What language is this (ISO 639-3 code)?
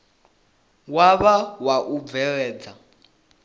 ven